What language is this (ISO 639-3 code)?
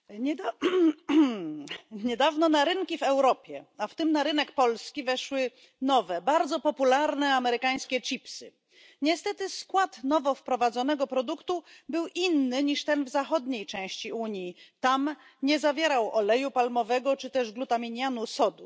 pol